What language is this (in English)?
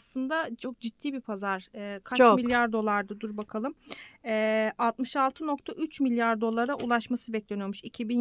Turkish